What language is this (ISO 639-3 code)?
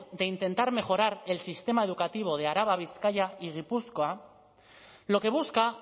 spa